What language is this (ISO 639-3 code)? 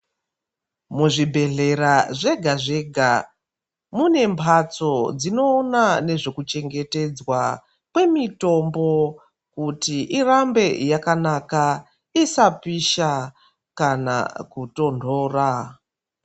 ndc